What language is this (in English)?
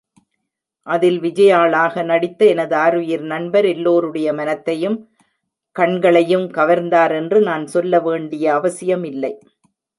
Tamil